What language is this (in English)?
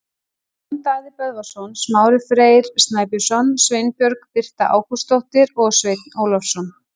Icelandic